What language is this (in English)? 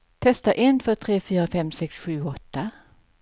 Swedish